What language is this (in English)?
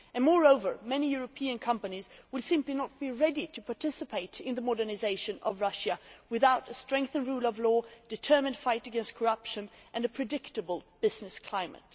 English